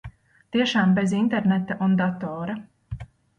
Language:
Latvian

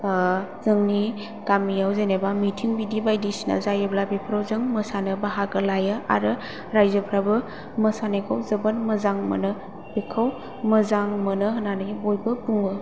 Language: Bodo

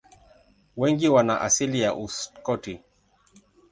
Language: Swahili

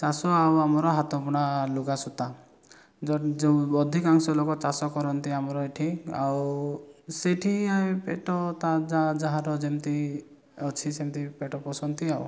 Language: Odia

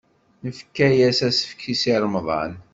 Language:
Kabyle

